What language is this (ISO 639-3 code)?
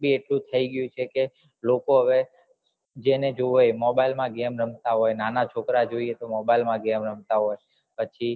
guj